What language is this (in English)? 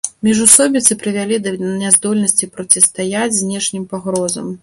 Belarusian